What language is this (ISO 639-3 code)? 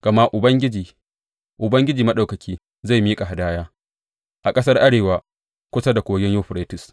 hau